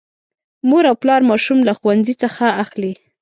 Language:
Pashto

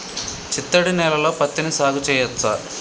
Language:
Telugu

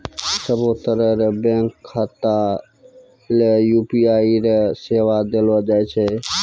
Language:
Maithili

